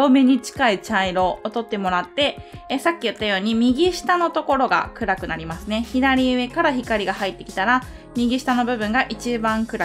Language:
Japanese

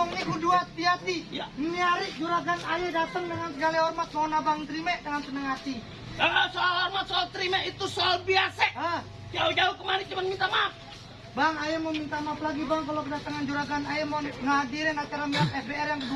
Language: Indonesian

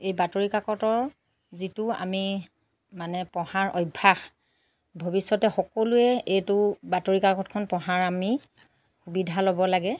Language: Assamese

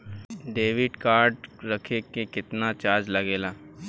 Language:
Bhojpuri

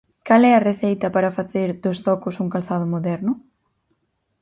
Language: Galician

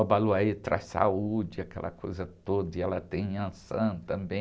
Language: Portuguese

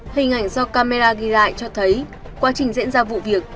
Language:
Vietnamese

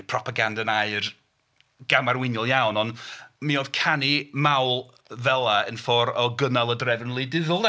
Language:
Welsh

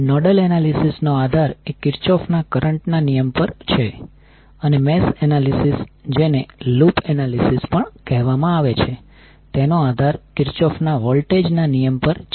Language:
Gujarati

